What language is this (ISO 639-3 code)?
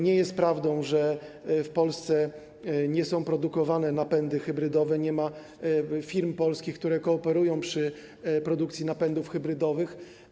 pol